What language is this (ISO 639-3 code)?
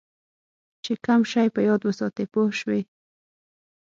pus